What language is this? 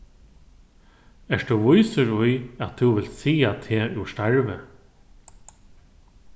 Faroese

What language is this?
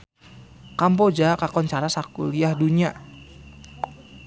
Sundanese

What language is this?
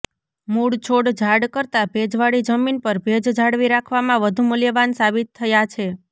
Gujarati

